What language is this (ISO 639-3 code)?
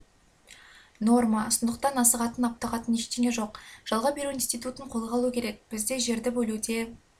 kaz